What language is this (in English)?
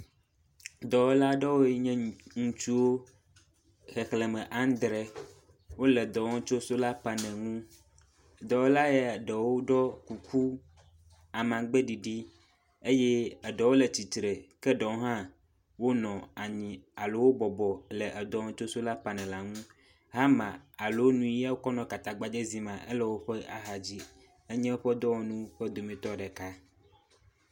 Ewe